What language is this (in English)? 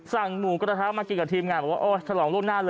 Thai